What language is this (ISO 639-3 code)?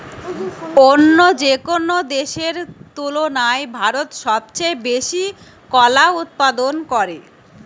ben